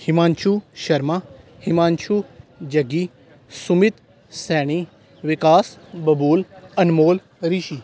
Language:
Punjabi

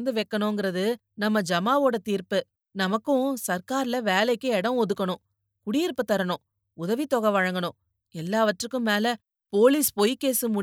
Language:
Tamil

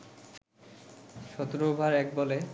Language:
Bangla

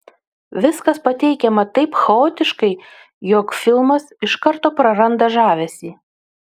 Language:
Lithuanian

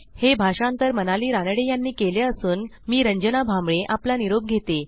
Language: Marathi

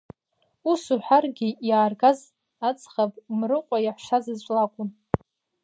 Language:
Abkhazian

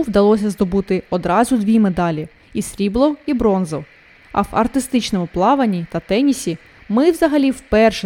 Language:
Ukrainian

